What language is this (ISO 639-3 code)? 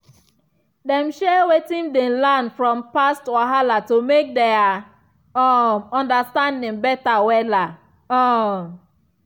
pcm